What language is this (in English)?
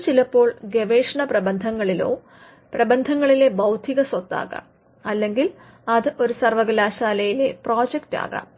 Malayalam